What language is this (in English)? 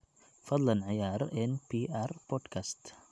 Somali